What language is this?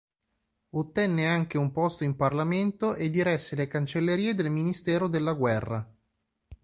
Italian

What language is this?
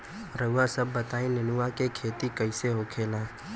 Bhojpuri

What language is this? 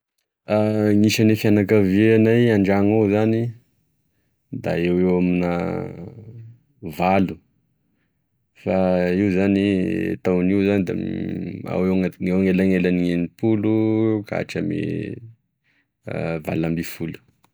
Tesaka Malagasy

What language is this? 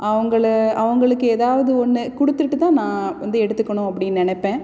Tamil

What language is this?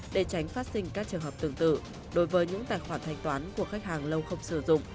Vietnamese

